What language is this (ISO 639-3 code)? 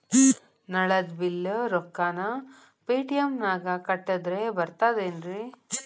kan